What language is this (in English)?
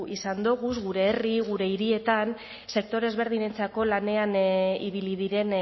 Basque